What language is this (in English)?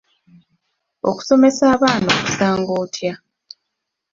Ganda